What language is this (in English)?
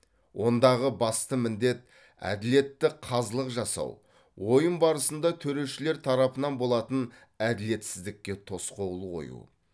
Kazakh